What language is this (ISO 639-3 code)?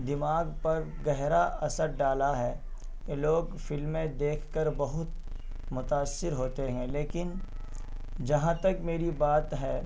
urd